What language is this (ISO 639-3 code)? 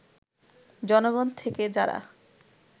ben